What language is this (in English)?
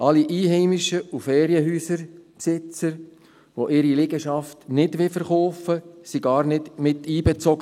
Swiss German